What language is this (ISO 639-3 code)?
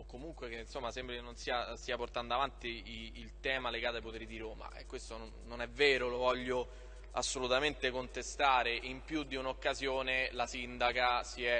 ita